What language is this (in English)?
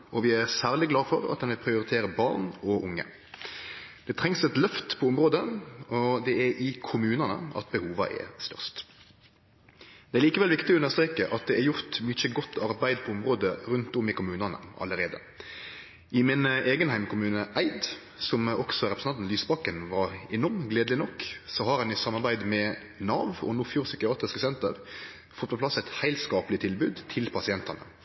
Norwegian Nynorsk